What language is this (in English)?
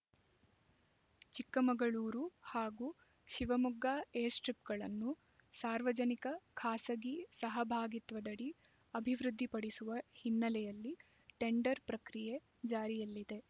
Kannada